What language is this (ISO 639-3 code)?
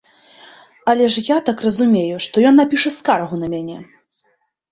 bel